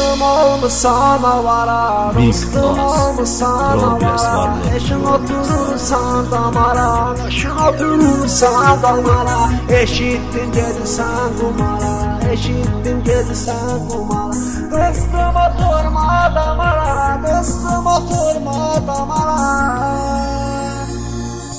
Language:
Turkish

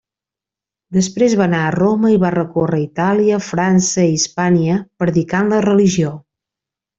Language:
Catalan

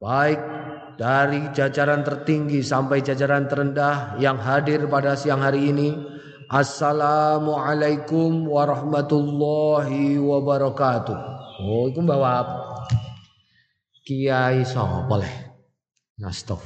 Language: Indonesian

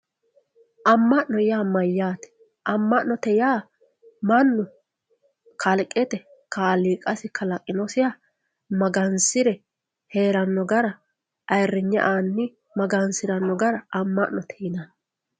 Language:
Sidamo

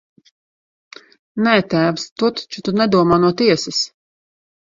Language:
Latvian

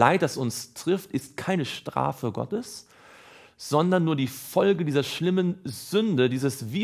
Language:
German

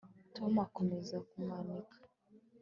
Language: Kinyarwanda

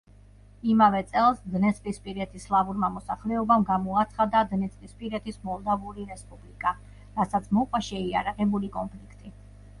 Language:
Georgian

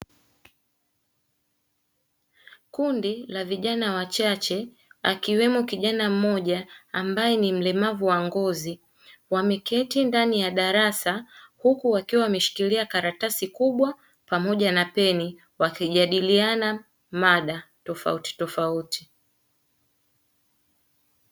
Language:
Swahili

